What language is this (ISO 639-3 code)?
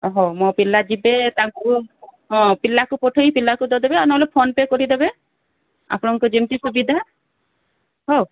ori